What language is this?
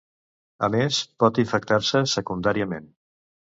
Catalan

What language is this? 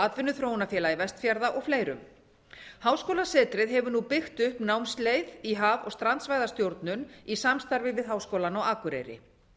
Icelandic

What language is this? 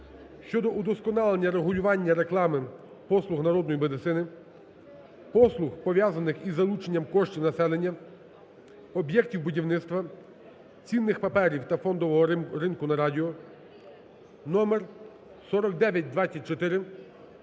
Ukrainian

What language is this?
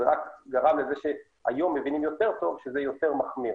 Hebrew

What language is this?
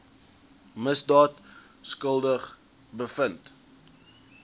Afrikaans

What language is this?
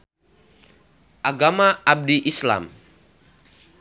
Sundanese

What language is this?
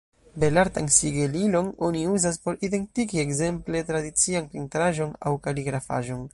Esperanto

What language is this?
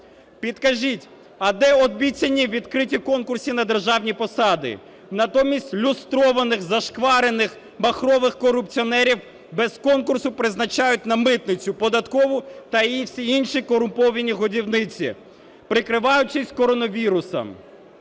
Ukrainian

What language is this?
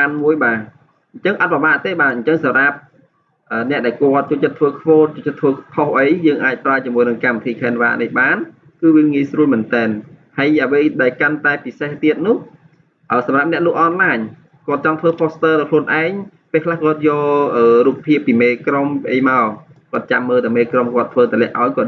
Vietnamese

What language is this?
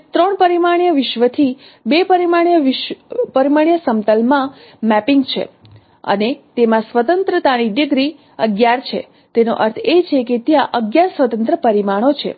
Gujarati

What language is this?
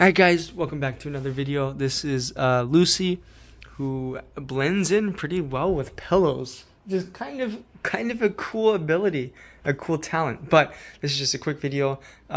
English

